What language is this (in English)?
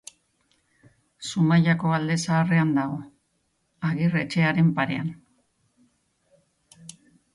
Basque